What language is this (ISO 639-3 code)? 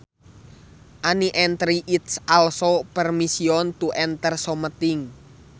sun